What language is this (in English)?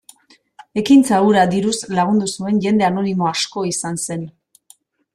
Basque